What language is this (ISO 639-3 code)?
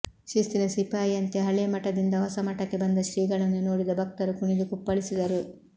kan